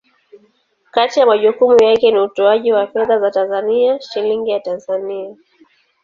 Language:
Swahili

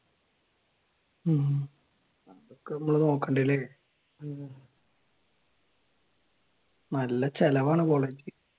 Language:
Malayalam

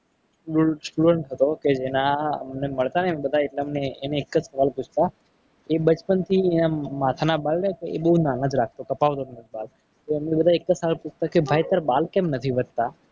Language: Gujarati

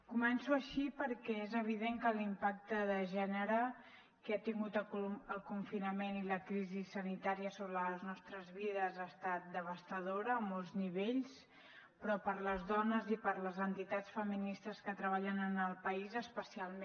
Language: Catalan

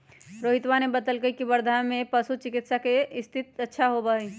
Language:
Magahi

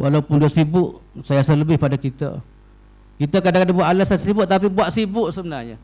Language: Malay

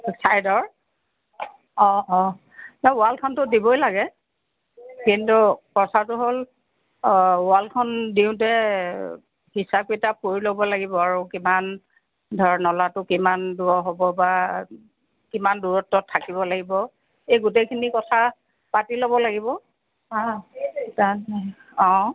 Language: Assamese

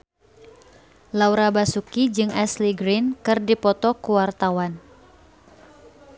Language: Sundanese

